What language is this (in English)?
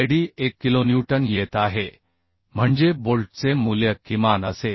Marathi